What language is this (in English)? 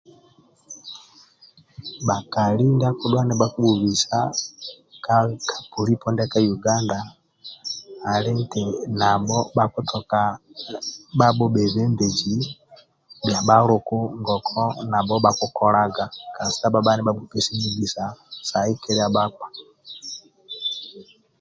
Amba (Uganda)